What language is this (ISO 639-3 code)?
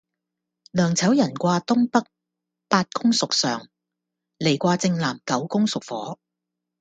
yue